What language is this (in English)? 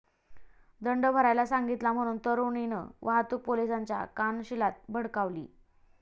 Marathi